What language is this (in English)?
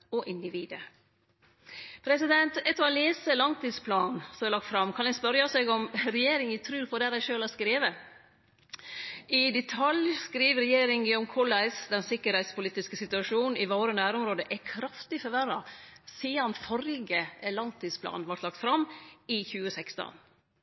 Norwegian Nynorsk